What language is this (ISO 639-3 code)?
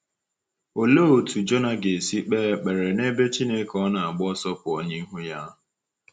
ibo